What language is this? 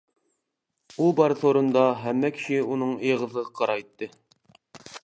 Uyghur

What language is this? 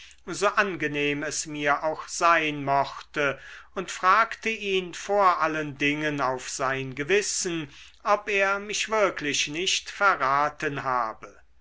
German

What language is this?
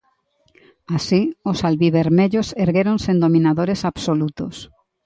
Galician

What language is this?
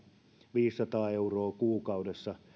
Finnish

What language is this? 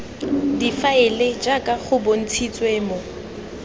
Tswana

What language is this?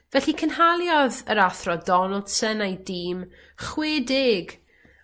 Welsh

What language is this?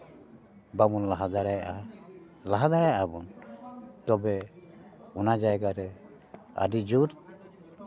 Santali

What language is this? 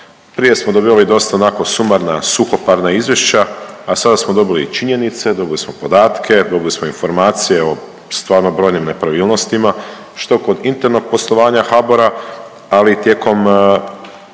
Croatian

